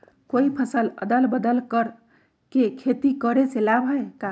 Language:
Magahi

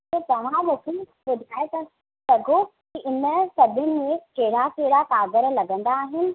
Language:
Sindhi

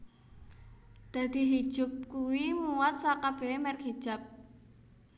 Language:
Javanese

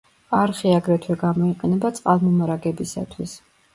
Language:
Georgian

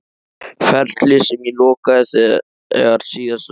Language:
Icelandic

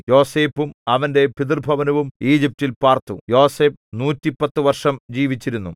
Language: Malayalam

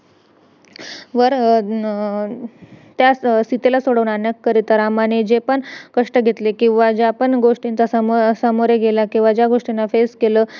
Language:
Marathi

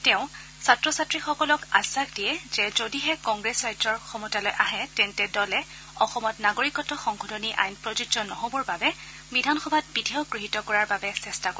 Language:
Assamese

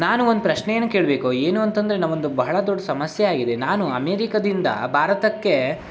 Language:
Kannada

